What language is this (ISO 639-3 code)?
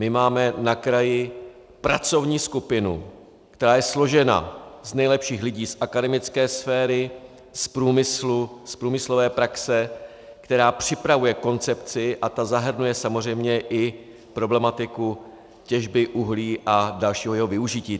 ces